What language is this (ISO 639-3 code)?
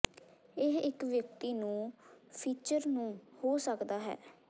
pan